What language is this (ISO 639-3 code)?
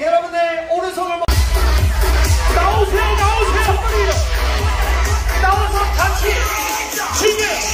kor